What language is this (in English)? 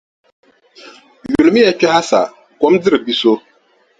Dagbani